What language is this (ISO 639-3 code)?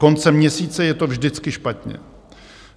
ces